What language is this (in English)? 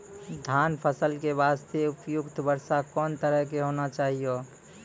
Maithili